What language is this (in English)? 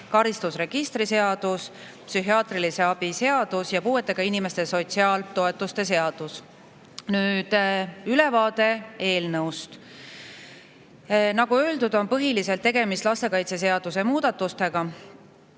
Estonian